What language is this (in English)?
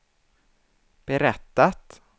Swedish